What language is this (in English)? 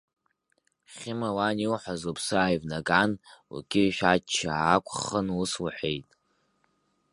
Abkhazian